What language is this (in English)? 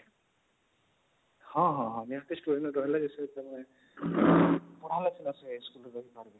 Odia